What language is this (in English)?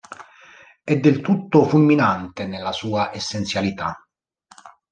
Italian